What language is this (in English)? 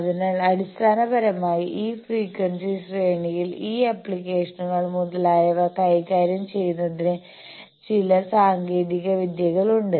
Malayalam